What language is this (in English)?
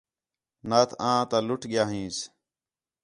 Khetrani